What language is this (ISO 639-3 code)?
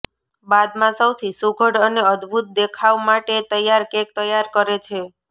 guj